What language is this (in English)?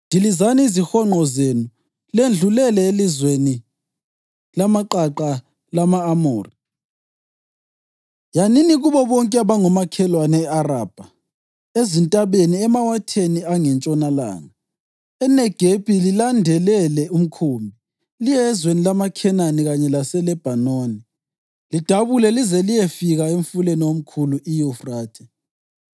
North Ndebele